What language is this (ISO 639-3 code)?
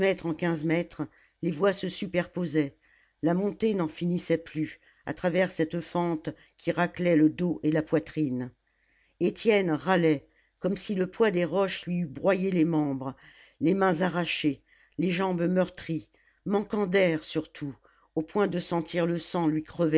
fra